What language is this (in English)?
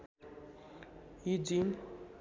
Nepali